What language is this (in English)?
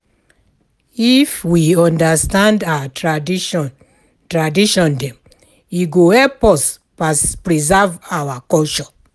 Nigerian Pidgin